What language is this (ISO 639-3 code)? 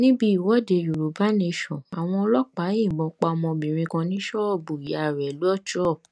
yor